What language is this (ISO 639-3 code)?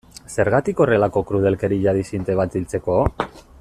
eus